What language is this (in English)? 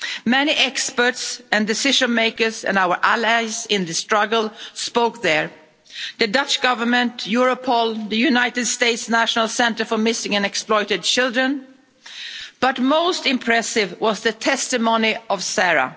English